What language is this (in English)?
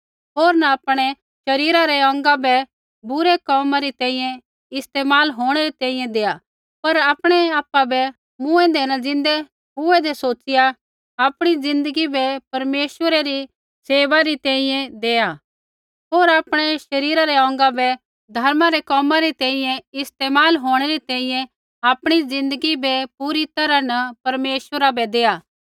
Kullu Pahari